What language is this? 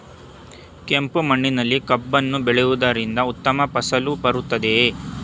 Kannada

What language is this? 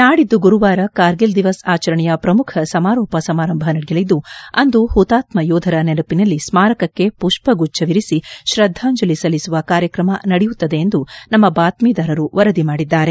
Kannada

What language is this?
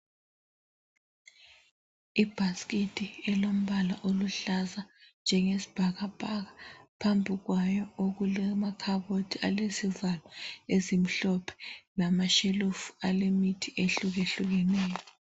North Ndebele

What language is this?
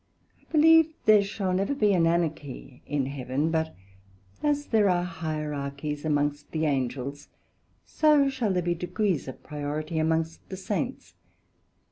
English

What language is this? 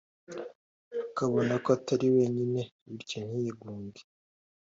Kinyarwanda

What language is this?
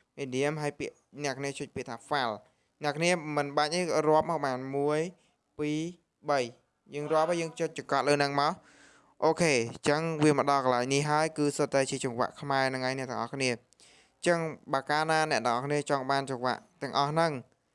Vietnamese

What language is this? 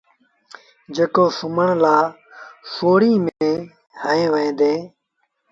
Sindhi Bhil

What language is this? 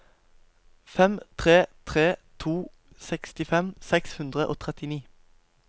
Norwegian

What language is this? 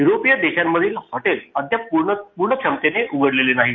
Marathi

